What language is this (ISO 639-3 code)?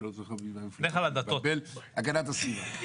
heb